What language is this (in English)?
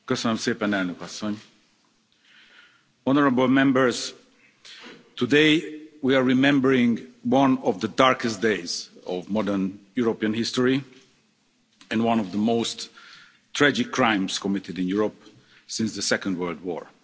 English